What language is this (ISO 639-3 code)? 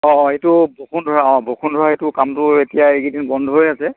asm